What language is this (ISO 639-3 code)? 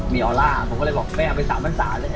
tha